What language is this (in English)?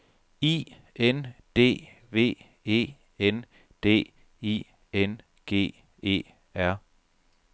Danish